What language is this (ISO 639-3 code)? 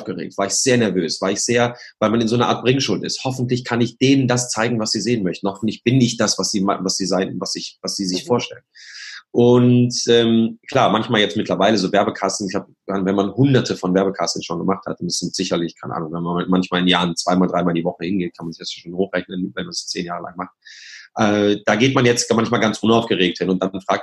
deu